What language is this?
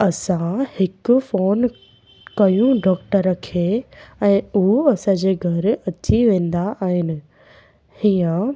Sindhi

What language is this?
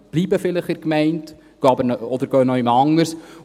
Swiss German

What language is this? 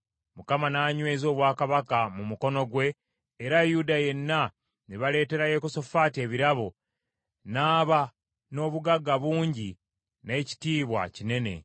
Ganda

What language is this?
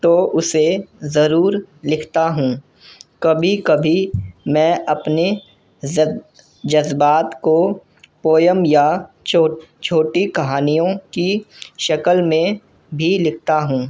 Urdu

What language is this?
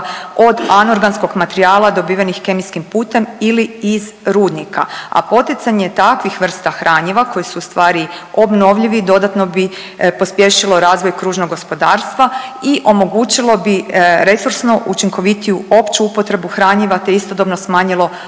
Croatian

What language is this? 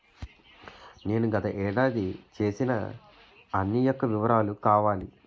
Telugu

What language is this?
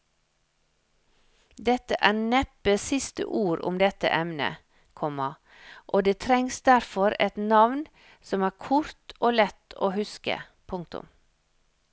Norwegian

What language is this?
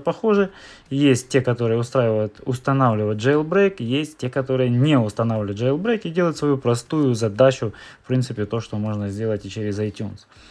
Russian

